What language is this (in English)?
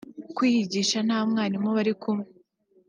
Kinyarwanda